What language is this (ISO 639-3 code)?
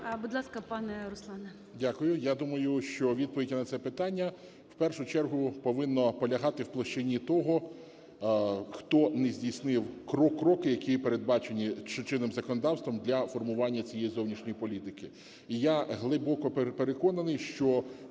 ukr